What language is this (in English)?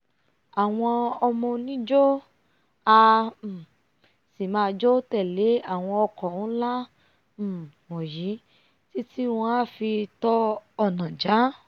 Yoruba